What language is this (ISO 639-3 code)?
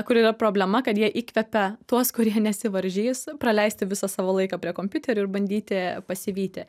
lit